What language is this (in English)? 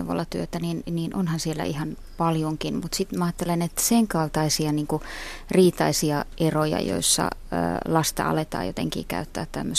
Finnish